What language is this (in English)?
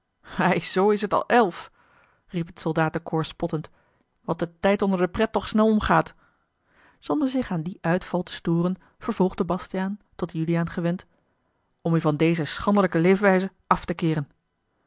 Dutch